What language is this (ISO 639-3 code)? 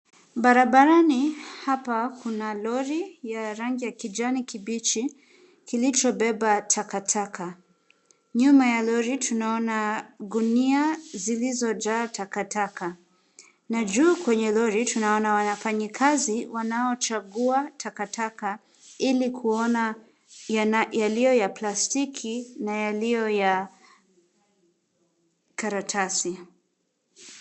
swa